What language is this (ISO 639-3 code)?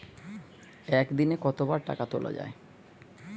ben